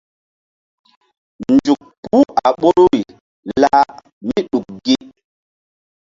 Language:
Mbum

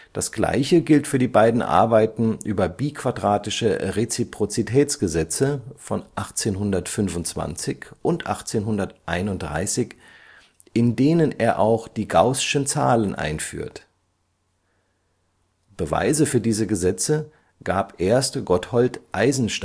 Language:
German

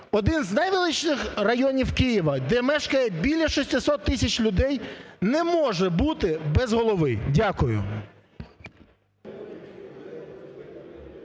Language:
Ukrainian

